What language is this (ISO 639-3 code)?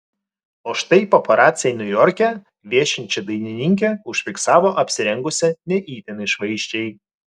lit